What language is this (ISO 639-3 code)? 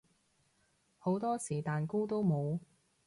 yue